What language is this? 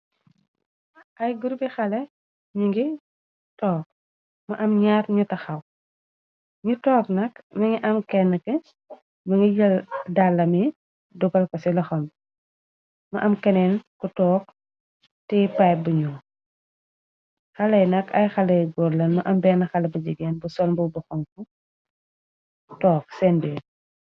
Wolof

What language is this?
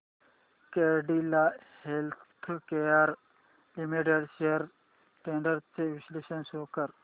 Marathi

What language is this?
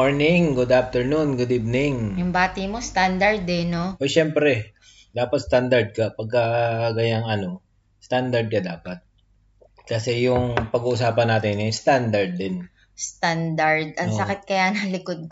Filipino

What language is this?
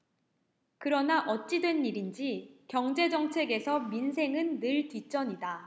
Korean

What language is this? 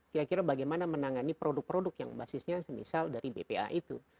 Indonesian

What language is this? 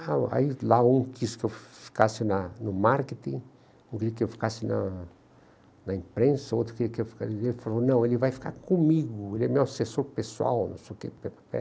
Portuguese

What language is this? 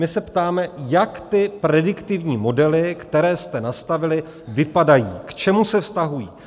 Czech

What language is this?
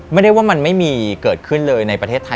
Thai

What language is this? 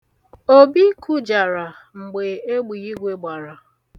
Igbo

